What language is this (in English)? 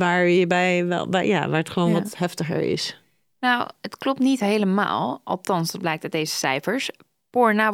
Dutch